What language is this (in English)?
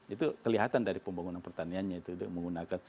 Indonesian